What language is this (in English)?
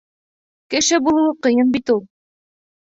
Bashkir